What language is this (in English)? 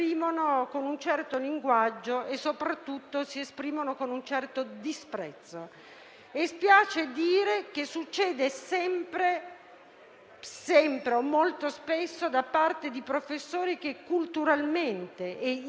Italian